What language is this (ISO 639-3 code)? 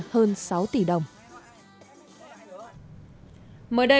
vie